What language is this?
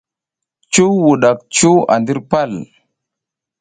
South Giziga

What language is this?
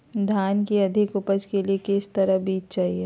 Magahi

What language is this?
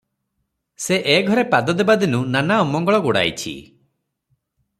Odia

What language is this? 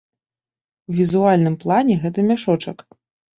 Belarusian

